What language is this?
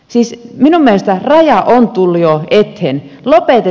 Finnish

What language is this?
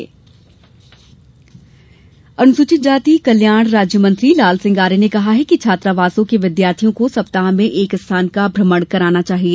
Hindi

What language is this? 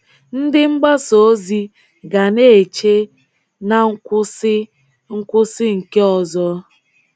Igbo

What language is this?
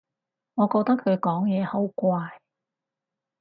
Cantonese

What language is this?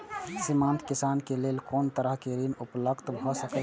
Maithili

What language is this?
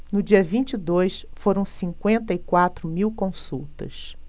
Portuguese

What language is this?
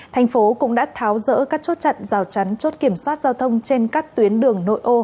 Vietnamese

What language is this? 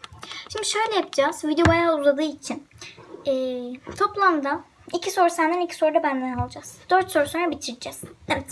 Turkish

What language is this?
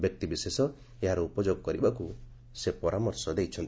Odia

